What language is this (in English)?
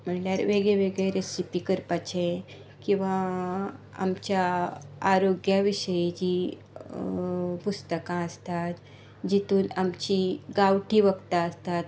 Konkani